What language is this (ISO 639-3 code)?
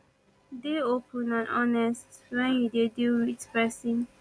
pcm